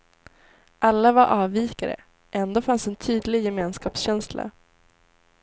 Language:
Swedish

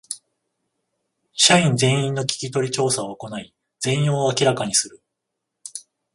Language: Japanese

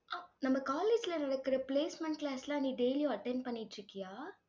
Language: Tamil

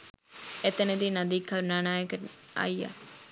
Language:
Sinhala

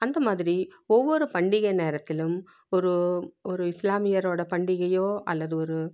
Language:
Tamil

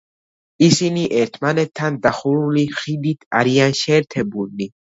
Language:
Georgian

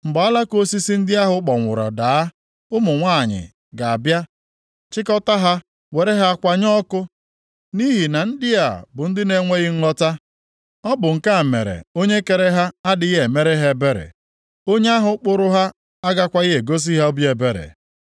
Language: Igbo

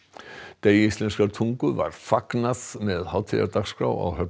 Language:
Icelandic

